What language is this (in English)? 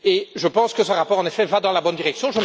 French